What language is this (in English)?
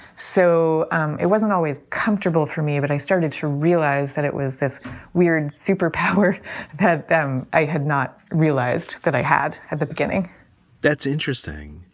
English